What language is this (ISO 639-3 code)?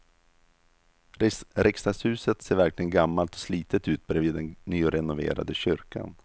swe